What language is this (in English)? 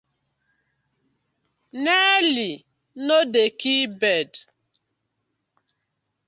Nigerian Pidgin